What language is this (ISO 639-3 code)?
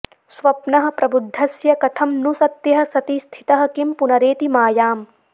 san